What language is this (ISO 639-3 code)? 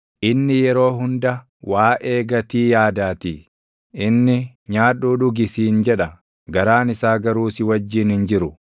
orm